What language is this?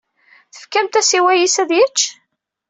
Kabyle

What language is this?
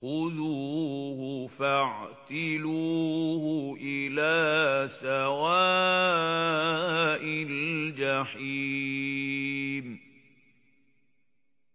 Arabic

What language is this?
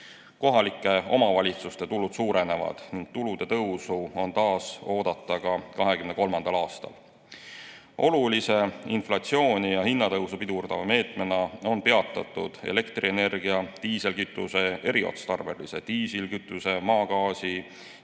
Estonian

